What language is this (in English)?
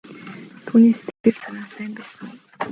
Mongolian